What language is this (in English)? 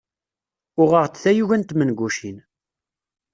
Kabyle